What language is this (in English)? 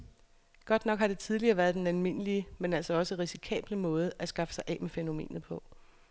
Danish